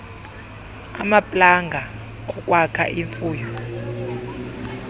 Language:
Xhosa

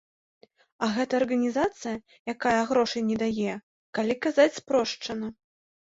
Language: Belarusian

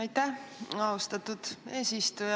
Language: Estonian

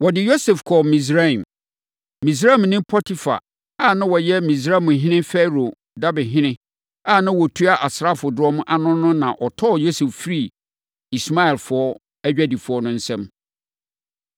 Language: Akan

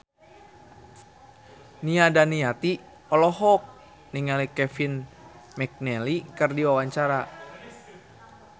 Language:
Sundanese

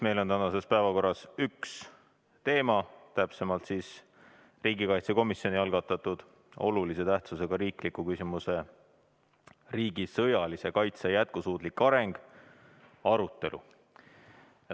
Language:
Estonian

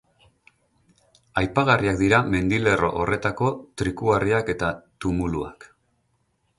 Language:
Basque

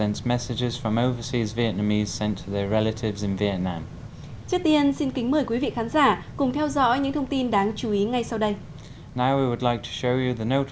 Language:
Vietnamese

